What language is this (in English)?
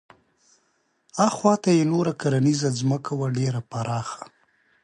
Pashto